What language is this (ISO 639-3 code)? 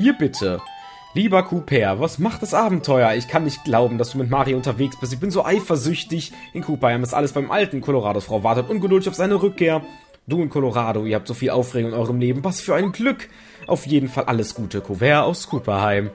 deu